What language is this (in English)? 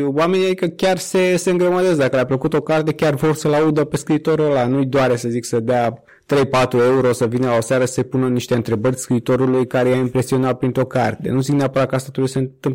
Romanian